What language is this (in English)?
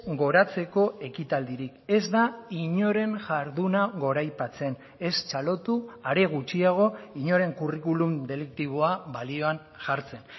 Basque